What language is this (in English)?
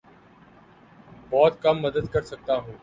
Urdu